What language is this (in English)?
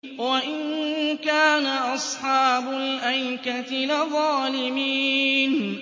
Arabic